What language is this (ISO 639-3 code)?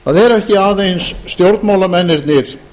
isl